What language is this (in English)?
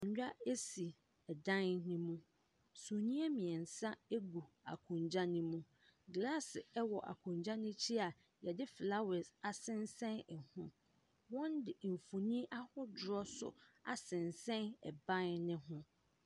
Akan